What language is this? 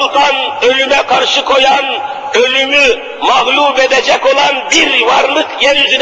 Turkish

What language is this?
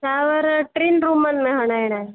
Sindhi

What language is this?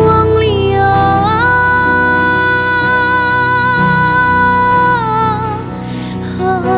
Indonesian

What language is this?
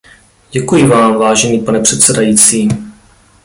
Czech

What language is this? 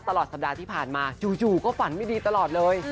Thai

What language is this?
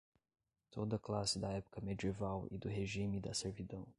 Portuguese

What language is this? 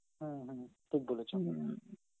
Bangla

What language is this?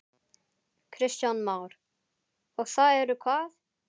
Icelandic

